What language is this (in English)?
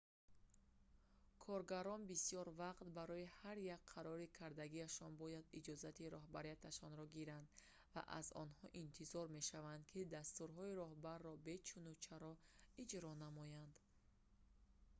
Tajik